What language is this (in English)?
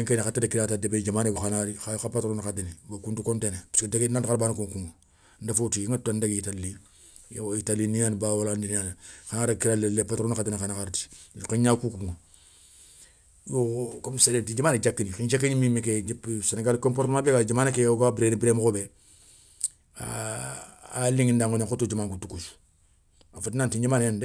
Soninke